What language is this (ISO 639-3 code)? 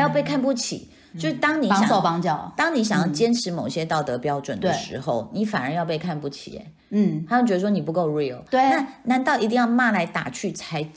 zho